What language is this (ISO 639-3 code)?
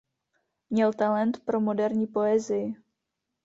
ces